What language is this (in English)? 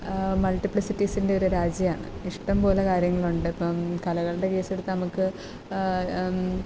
Malayalam